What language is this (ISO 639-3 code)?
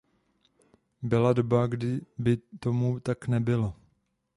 ces